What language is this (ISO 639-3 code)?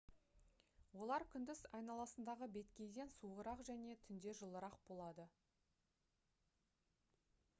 kaz